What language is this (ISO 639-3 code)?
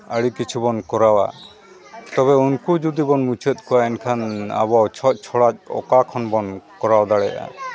sat